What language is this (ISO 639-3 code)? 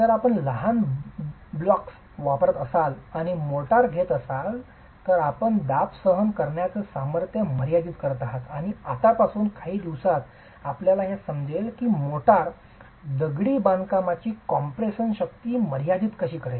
mar